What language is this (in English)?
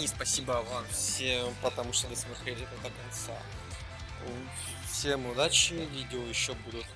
Russian